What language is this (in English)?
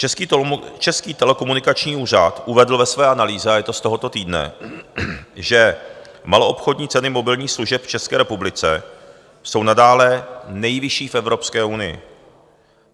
Czech